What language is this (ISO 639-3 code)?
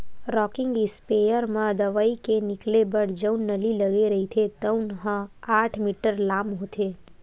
hne